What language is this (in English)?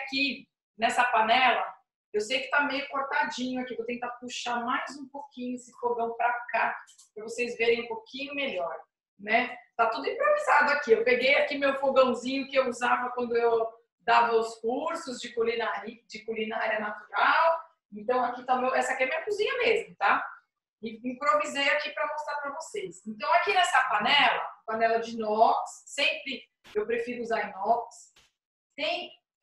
Portuguese